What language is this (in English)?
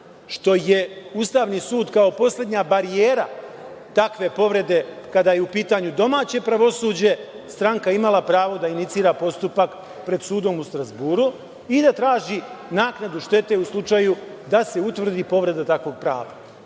Serbian